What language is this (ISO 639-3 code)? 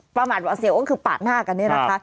tha